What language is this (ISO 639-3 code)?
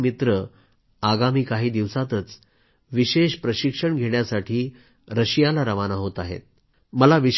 mar